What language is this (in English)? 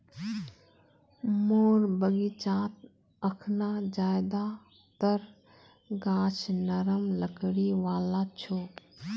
Magahi